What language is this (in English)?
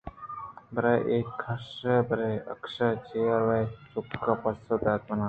Eastern Balochi